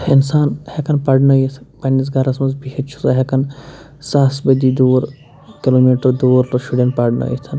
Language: Kashmiri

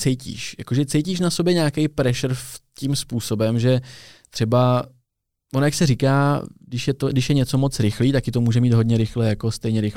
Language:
Czech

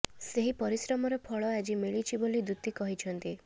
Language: Odia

